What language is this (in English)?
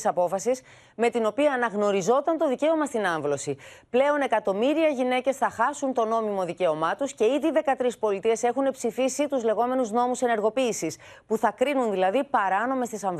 Greek